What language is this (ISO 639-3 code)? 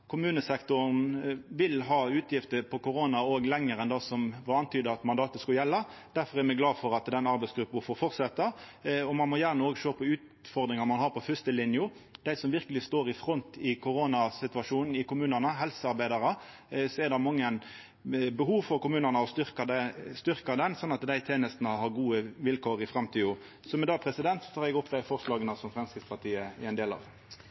nno